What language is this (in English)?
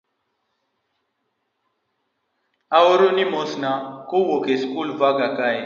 Luo (Kenya and Tanzania)